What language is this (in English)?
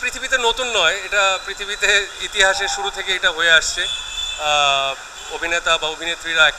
Hindi